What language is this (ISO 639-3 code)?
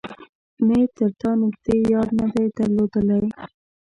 pus